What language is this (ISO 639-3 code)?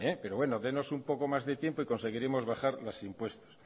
spa